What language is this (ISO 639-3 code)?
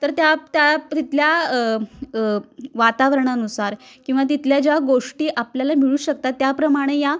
mar